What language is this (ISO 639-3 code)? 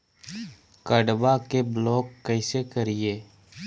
mag